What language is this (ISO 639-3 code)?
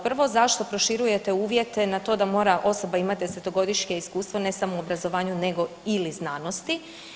hrv